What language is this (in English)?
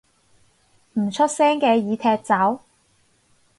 Cantonese